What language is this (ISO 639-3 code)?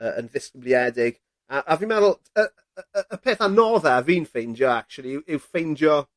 cym